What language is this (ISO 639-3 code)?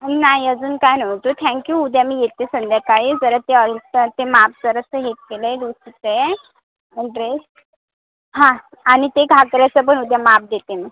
mar